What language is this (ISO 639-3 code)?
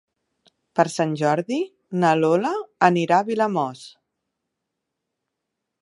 cat